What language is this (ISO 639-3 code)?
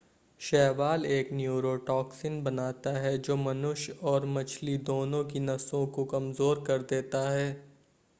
hin